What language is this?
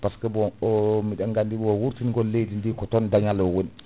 Fula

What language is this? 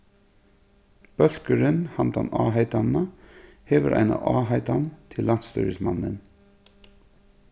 Faroese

